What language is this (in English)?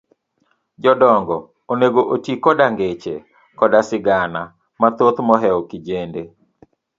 Luo (Kenya and Tanzania)